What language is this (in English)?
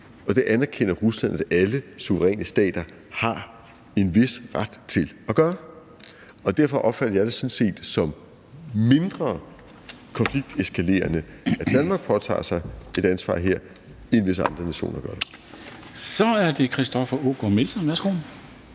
Danish